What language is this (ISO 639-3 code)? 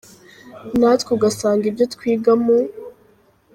kin